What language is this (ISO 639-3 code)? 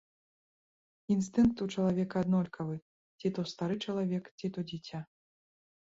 bel